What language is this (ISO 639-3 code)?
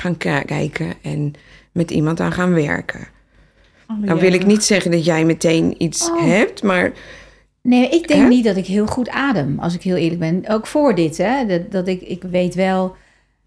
nld